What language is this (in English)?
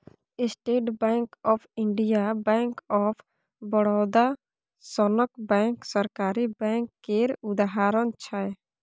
Maithili